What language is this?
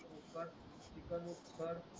Marathi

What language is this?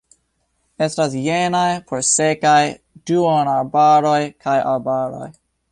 Esperanto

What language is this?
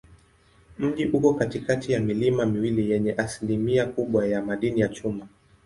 Swahili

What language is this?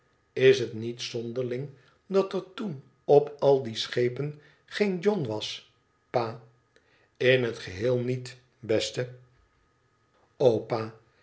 Dutch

